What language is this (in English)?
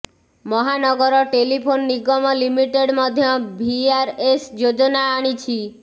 Odia